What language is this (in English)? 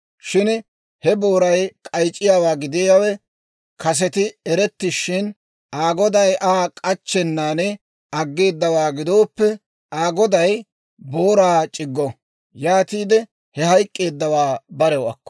Dawro